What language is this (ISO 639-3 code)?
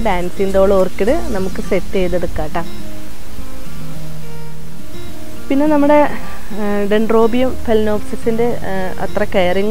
ara